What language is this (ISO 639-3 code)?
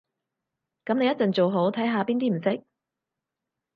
yue